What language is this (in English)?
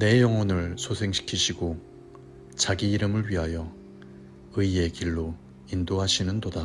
Korean